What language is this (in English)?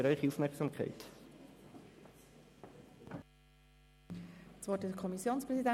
Swiss German